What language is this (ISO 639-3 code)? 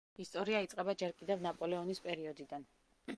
kat